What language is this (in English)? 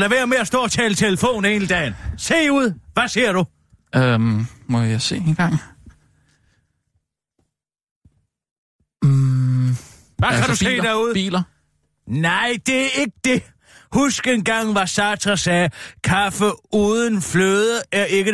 Danish